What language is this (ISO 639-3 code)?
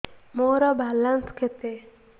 ori